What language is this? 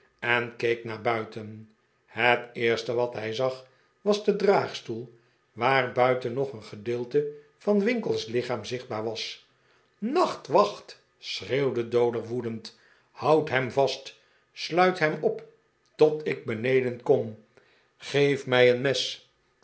Dutch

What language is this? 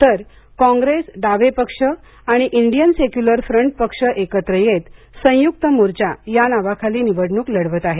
Marathi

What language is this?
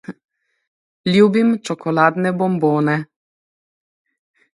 Slovenian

